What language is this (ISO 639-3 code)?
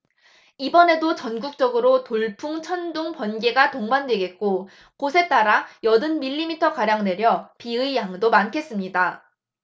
kor